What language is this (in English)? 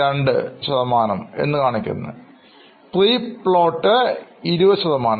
Malayalam